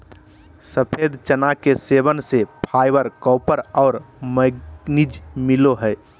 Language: Magahi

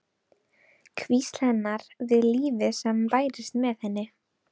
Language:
Icelandic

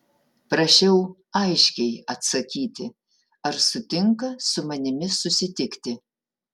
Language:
Lithuanian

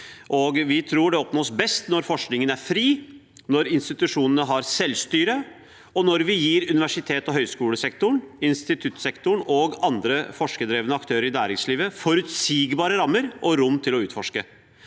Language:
Norwegian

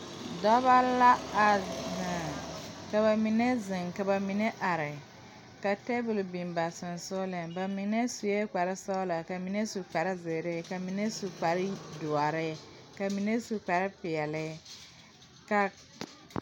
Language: Southern Dagaare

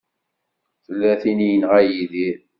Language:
Kabyle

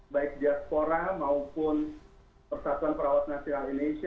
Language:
Indonesian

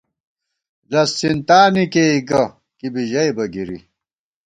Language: Gawar-Bati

